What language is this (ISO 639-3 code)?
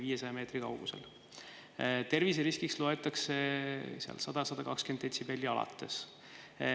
est